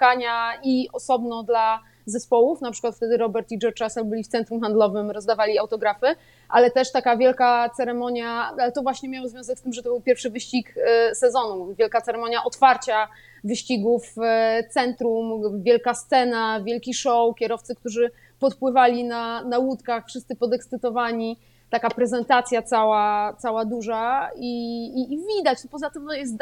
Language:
Polish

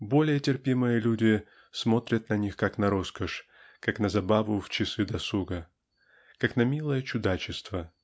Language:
Russian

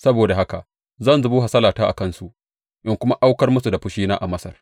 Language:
Hausa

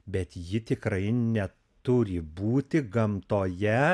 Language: Lithuanian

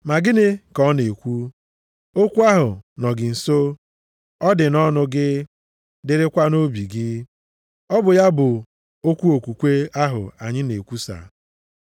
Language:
Igbo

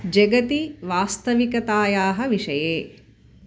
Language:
Sanskrit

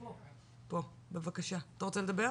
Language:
Hebrew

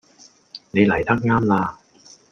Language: Cantonese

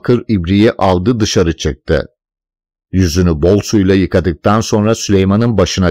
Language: Turkish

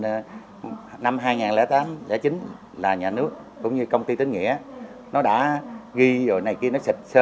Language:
Vietnamese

